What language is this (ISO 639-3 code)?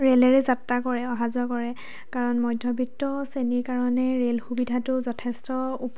asm